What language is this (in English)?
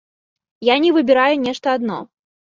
Belarusian